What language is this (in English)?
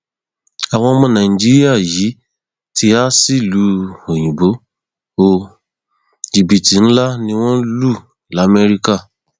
Yoruba